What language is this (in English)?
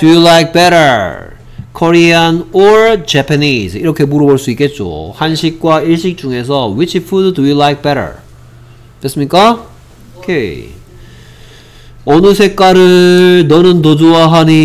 Korean